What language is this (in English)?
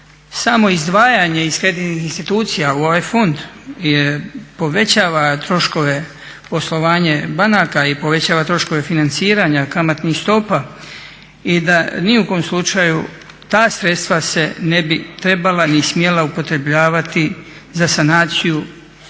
Croatian